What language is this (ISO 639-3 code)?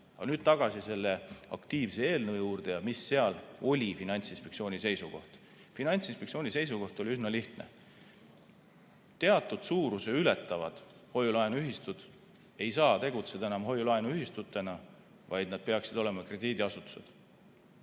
est